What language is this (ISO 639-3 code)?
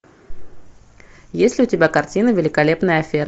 rus